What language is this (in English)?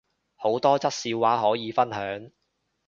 Cantonese